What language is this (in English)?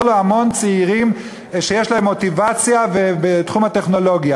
Hebrew